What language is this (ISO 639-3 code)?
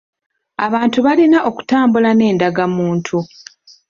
lug